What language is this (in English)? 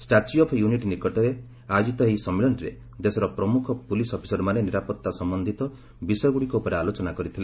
Odia